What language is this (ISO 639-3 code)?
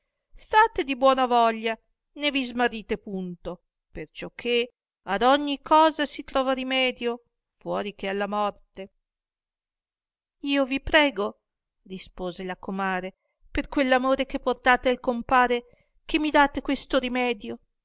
ita